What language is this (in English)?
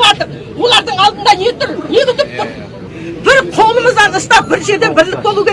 Kazakh